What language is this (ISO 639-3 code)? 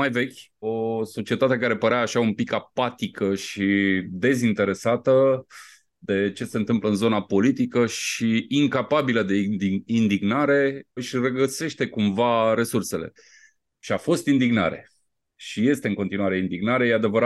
ron